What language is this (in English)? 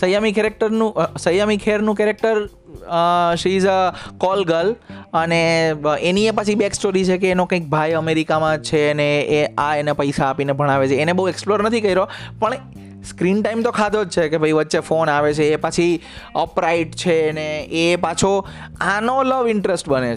Gujarati